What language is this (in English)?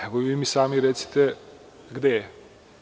Serbian